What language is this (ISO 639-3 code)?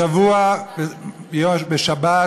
heb